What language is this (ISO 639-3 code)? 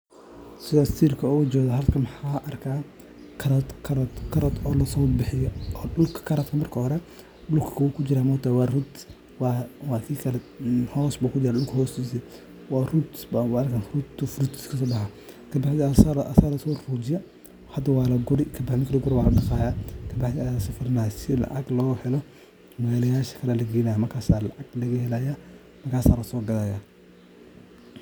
som